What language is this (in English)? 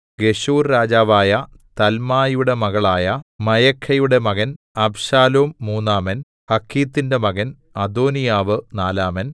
Malayalam